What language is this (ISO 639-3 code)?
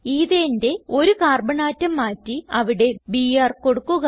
mal